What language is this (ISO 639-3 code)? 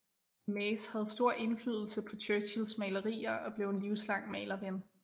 dan